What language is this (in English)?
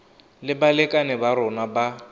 Tswana